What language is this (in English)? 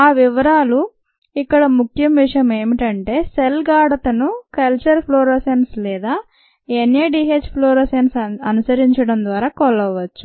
Telugu